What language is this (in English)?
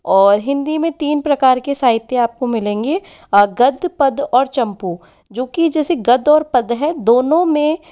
Hindi